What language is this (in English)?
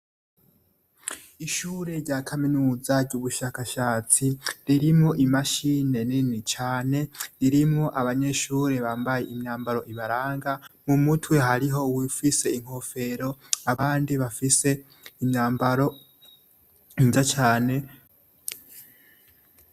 Rundi